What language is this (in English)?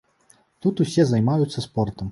Belarusian